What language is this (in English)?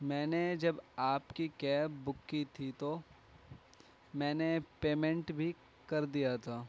Urdu